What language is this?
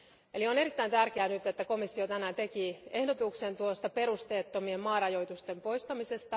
Finnish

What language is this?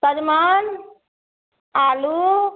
Maithili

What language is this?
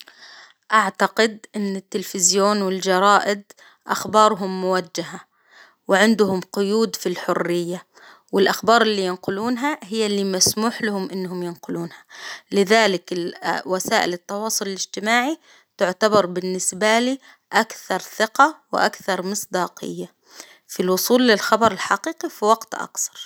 Hijazi Arabic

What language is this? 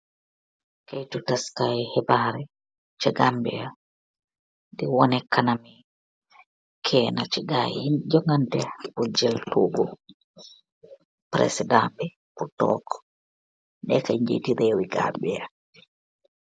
Wolof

